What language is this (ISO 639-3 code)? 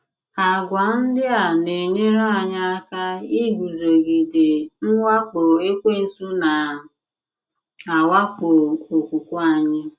ibo